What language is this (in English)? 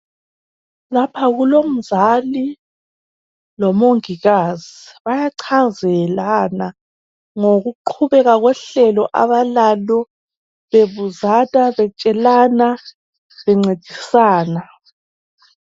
North Ndebele